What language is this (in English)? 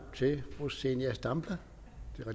Danish